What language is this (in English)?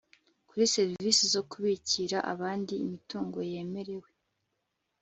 Kinyarwanda